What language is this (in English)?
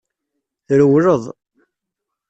Kabyle